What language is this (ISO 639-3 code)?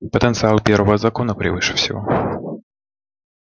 rus